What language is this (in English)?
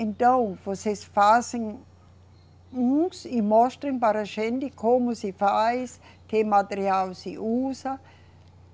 Portuguese